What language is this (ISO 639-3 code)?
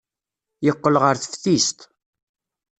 kab